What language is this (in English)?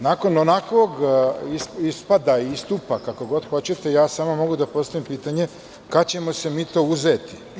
Serbian